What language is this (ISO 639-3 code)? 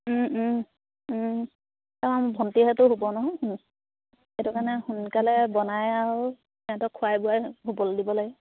asm